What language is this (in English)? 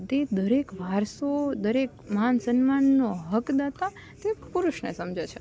Gujarati